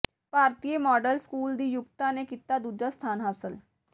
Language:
Punjabi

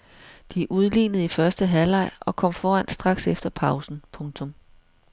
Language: Danish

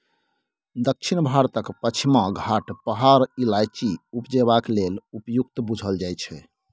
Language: Maithili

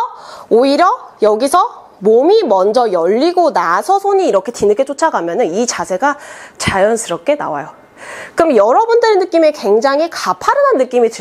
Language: Korean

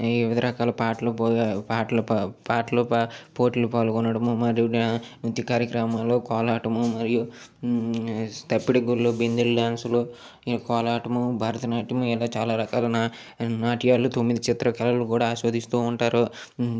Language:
Telugu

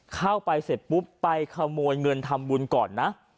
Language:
Thai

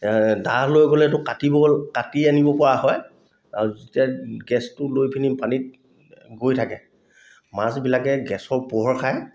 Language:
Assamese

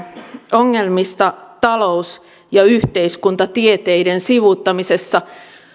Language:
Finnish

